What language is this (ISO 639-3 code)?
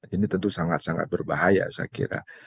ind